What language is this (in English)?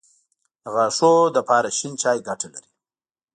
Pashto